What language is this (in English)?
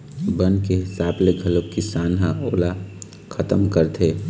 Chhattisgarhi